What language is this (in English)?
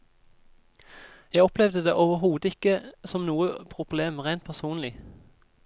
Norwegian